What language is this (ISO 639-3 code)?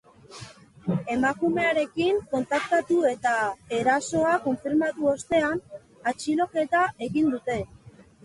eus